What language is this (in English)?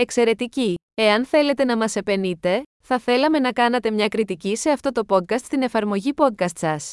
Greek